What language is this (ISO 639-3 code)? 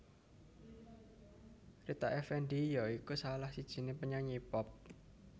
jav